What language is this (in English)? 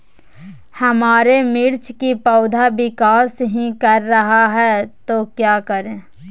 Magahi